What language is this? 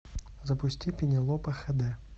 Russian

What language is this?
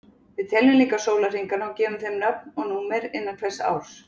Icelandic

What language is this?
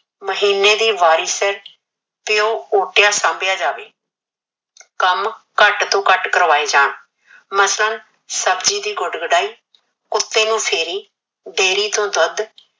Punjabi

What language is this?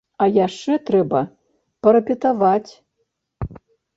Belarusian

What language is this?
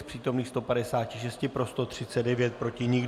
Czech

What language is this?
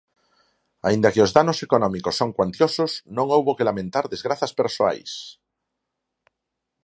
Galician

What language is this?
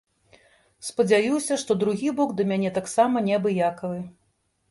Belarusian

